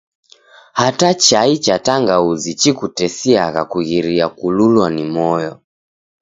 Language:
Taita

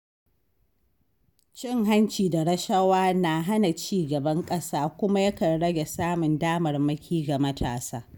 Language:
Hausa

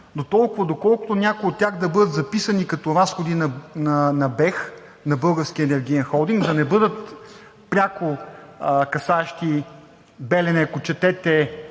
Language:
Bulgarian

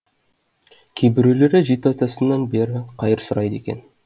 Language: Kazakh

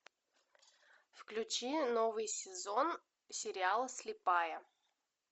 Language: Russian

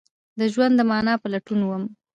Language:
Pashto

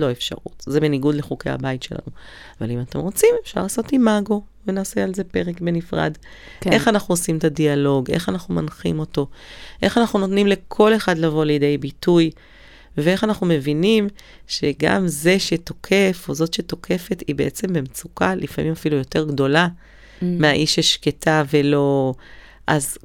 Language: Hebrew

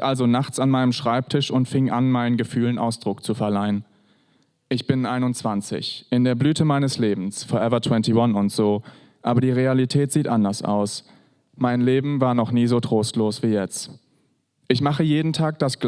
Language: German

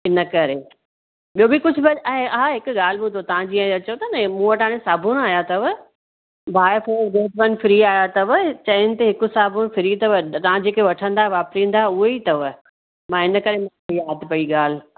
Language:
Sindhi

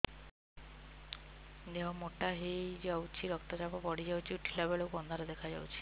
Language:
Odia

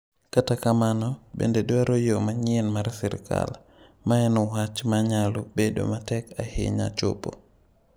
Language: Luo (Kenya and Tanzania)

